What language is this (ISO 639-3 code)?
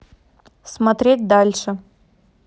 rus